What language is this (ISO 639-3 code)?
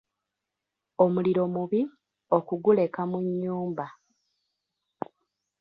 lug